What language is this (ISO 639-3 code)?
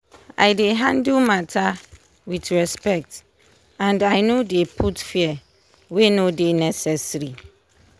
pcm